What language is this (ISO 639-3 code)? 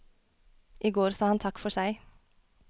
nor